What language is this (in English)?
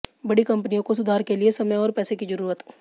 Hindi